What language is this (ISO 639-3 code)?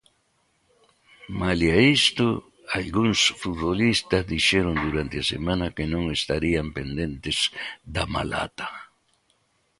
glg